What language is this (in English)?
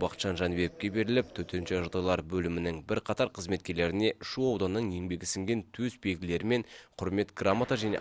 Turkish